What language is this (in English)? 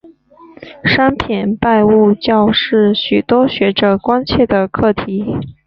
Chinese